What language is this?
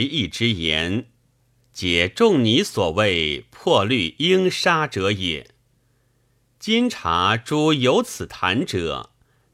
Chinese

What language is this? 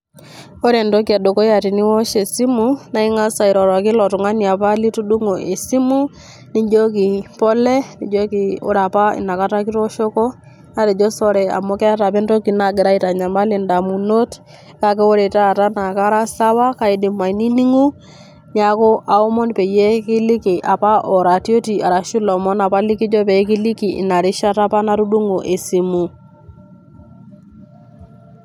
Masai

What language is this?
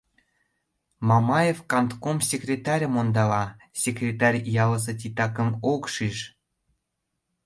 Mari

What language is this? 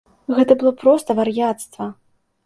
Belarusian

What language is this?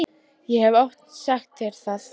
Icelandic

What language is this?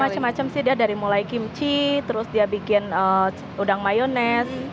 Indonesian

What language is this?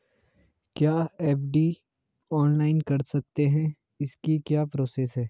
Hindi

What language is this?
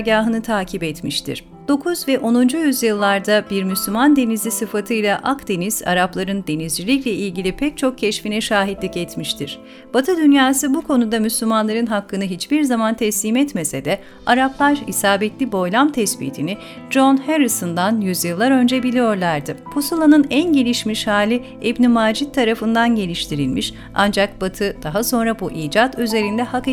Turkish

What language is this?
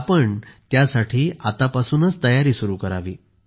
Marathi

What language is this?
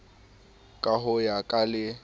Southern Sotho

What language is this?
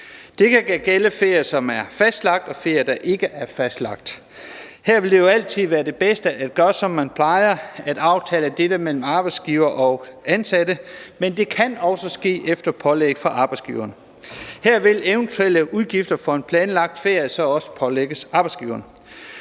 Danish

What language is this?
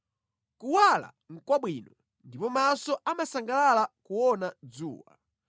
Nyanja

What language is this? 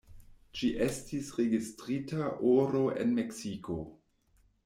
Esperanto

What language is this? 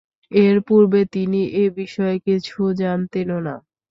Bangla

